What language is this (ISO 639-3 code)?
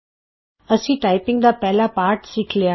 pan